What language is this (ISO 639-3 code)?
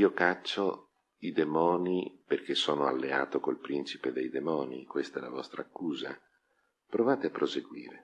ita